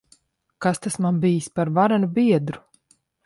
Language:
Latvian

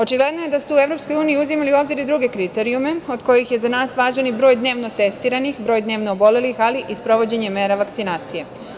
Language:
Serbian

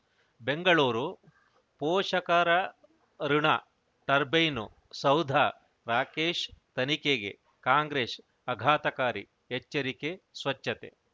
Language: Kannada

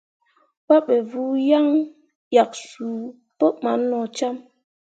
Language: Mundang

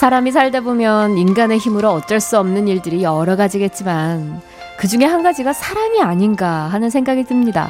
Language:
Korean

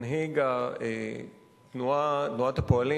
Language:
Hebrew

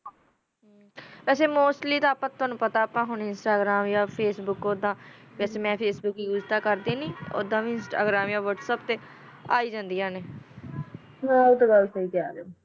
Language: Punjabi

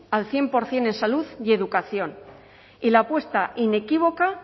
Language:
Spanish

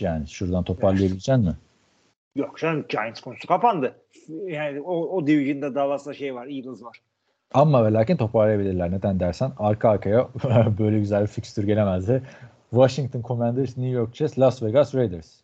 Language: Turkish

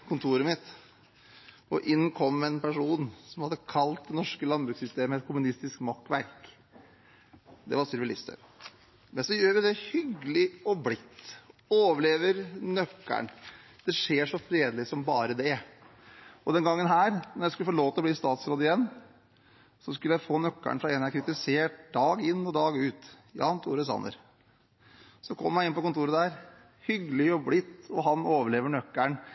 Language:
Norwegian Bokmål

